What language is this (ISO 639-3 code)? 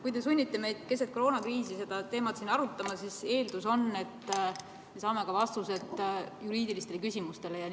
est